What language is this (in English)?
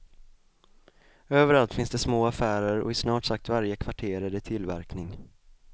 Swedish